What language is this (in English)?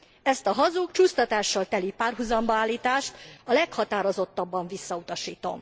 Hungarian